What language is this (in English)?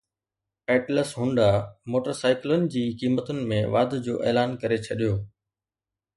Sindhi